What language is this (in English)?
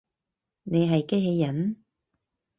Cantonese